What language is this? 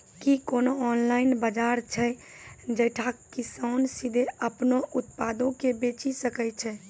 Maithili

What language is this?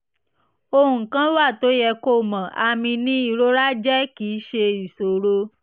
Yoruba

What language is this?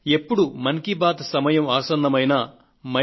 Telugu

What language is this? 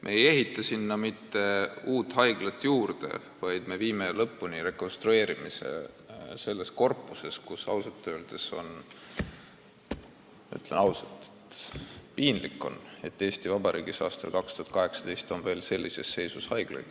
Estonian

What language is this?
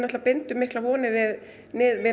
Icelandic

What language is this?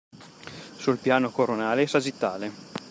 Italian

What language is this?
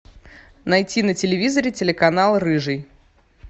Russian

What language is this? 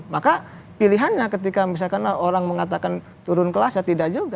Indonesian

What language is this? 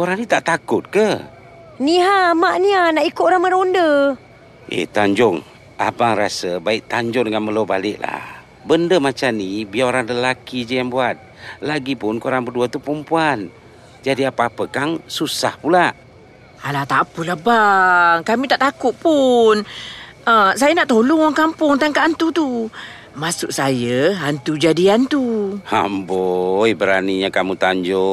Malay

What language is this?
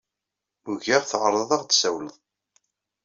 Kabyle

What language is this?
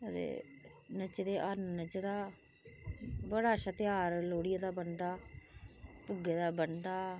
Dogri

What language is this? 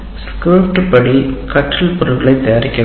Tamil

